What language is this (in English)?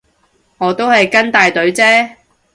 Cantonese